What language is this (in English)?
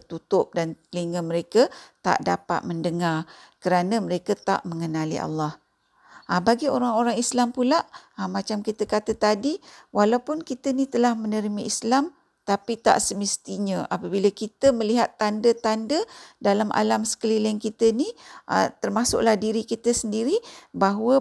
Malay